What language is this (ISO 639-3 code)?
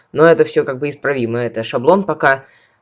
rus